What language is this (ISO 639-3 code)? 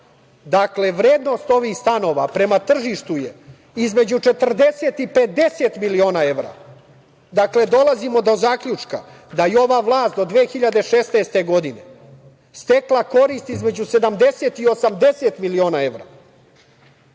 srp